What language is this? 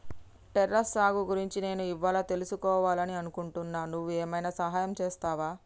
Telugu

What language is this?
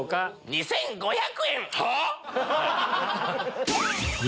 Japanese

